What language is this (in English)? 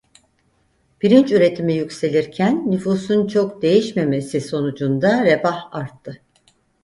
Turkish